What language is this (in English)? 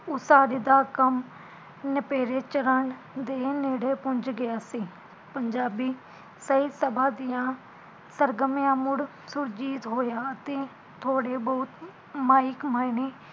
Punjabi